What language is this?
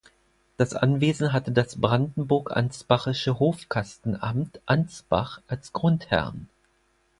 German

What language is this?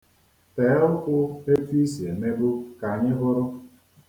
Igbo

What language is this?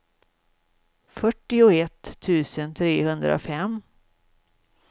Swedish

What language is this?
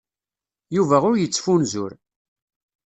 Kabyle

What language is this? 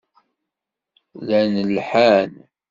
Kabyle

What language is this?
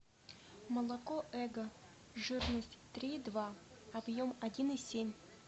Russian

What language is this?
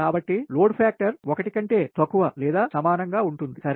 Telugu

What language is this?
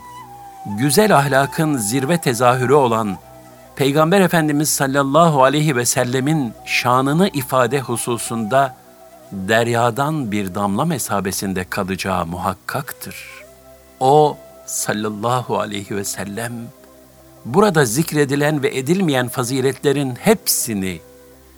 Turkish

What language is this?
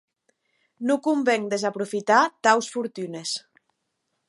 Occitan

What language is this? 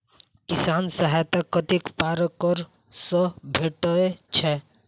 Maithili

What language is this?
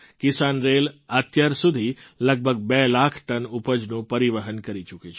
Gujarati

